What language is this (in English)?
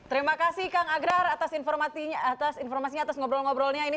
Indonesian